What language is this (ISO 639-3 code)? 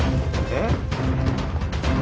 jpn